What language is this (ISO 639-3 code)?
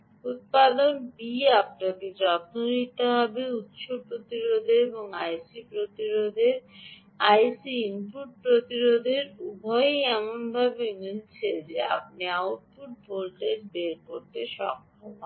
ben